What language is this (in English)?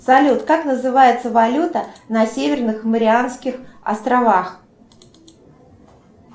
Russian